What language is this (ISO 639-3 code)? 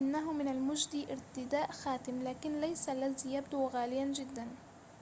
ara